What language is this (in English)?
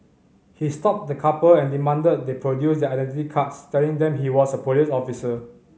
English